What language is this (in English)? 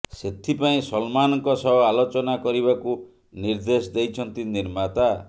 Odia